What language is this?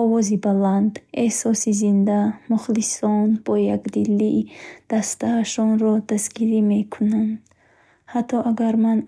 Bukharic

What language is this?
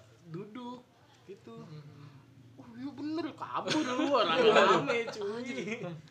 Indonesian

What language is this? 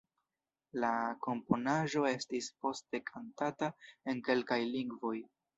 Esperanto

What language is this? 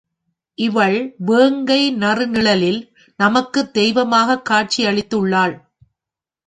Tamil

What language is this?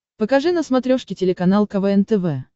Russian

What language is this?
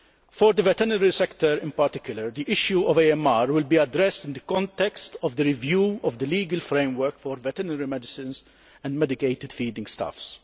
English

